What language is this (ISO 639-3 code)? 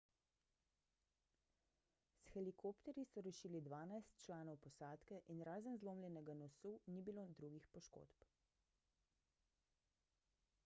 slv